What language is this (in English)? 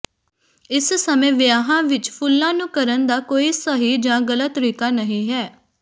Punjabi